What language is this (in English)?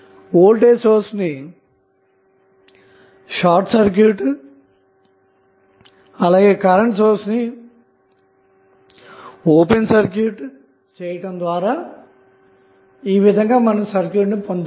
Telugu